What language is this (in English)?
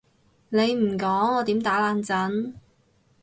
Cantonese